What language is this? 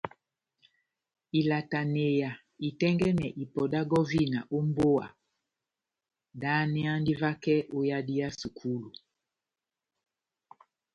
Batanga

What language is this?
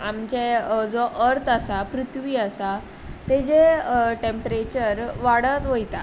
Konkani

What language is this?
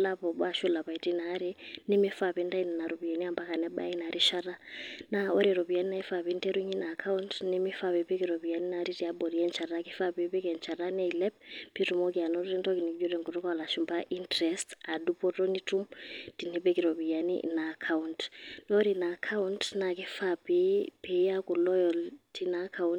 Masai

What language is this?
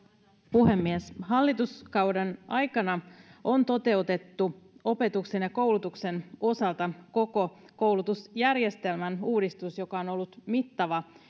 Finnish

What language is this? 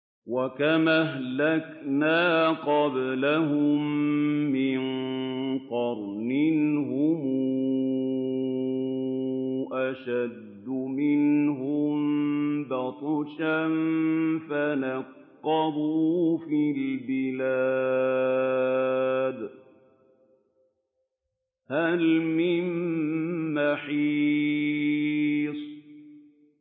Arabic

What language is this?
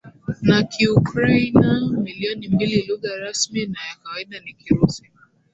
Swahili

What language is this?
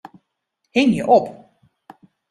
Western Frisian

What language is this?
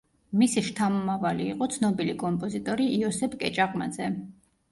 Georgian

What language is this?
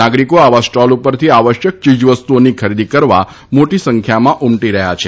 Gujarati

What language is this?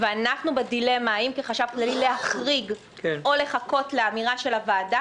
Hebrew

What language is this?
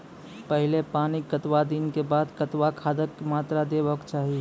Maithili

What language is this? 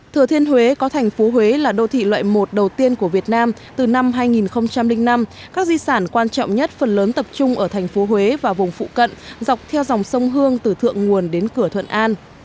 Vietnamese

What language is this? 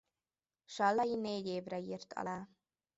Hungarian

